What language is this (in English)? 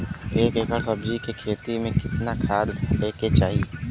Bhojpuri